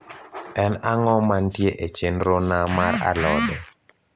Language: Luo (Kenya and Tanzania)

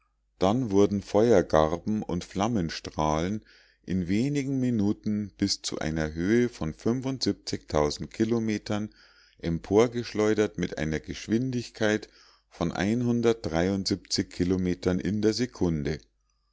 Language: German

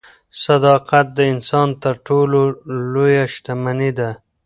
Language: Pashto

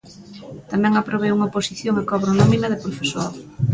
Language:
Galician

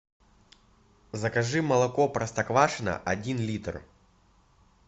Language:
Russian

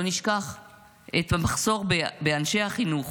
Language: Hebrew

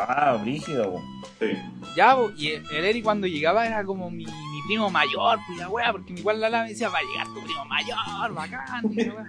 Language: Spanish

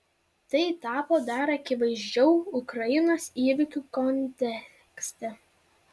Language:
Lithuanian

